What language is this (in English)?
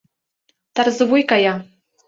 Mari